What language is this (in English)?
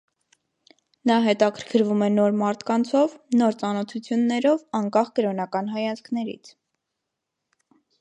Armenian